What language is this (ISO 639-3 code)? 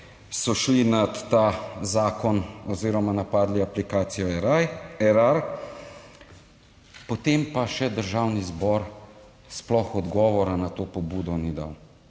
slv